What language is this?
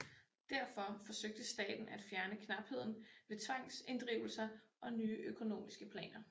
Danish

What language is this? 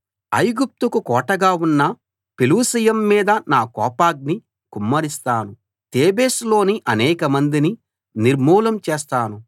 Telugu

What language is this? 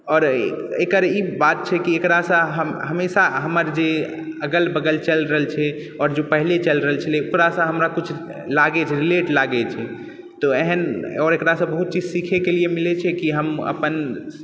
Maithili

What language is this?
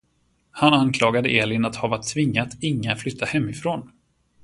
Swedish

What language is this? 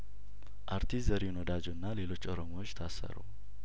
Amharic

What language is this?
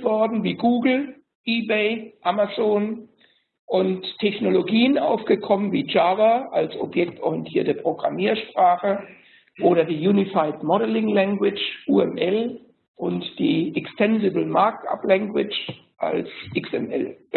German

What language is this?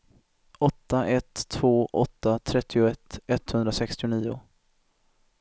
Swedish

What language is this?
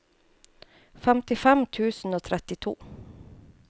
Norwegian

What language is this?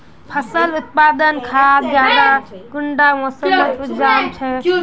Magahi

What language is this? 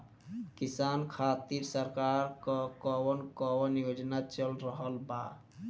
Bhojpuri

